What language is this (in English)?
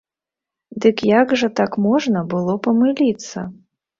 Belarusian